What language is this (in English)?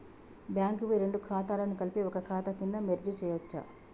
Telugu